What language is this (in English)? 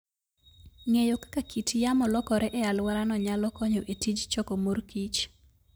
Luo (Kenya and Tanzania)